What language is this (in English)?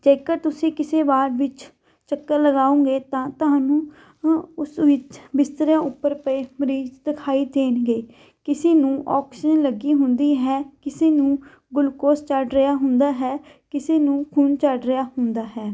Punjabi